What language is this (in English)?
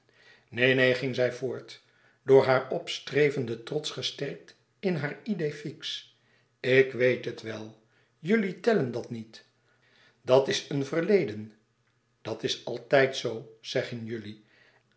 Dutch